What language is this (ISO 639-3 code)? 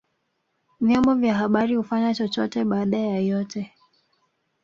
swa